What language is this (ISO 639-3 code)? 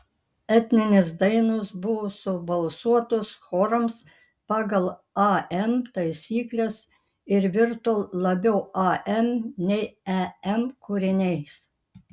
lit